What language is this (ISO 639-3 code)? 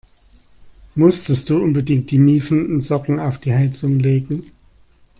deu